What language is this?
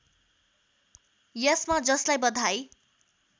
Nepali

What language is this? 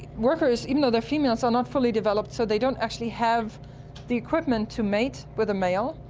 English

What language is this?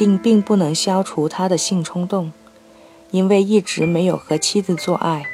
Chinese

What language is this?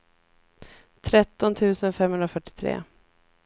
Swedish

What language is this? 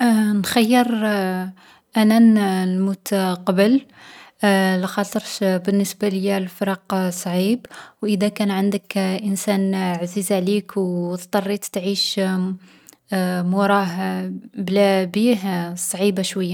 Algerian Arabic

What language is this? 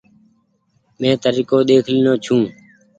Goaria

